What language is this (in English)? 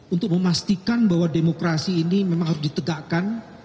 Indonesian